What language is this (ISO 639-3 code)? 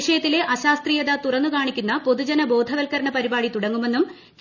mal